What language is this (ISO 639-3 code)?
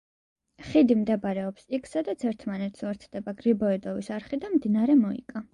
kat